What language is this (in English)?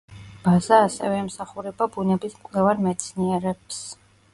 Georgian